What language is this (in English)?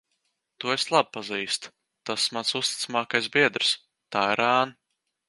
Latvian